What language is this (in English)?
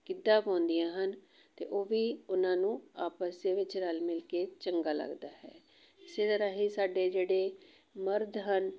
Punjabi